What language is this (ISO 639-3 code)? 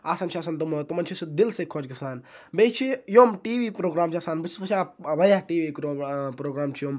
kas